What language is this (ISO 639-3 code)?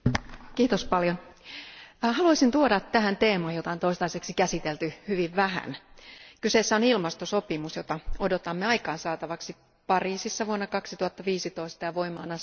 fin